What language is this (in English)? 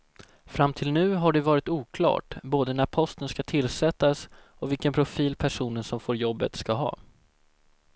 Swedish